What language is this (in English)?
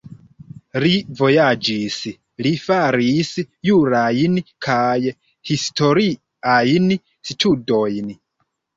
Esperanto